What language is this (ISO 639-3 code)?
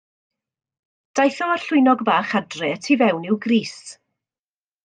cym